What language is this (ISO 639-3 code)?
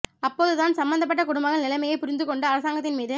tam